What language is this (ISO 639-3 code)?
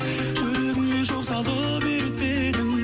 kaz